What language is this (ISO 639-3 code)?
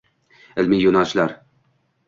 uzb